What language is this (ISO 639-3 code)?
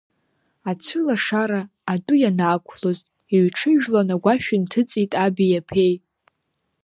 abk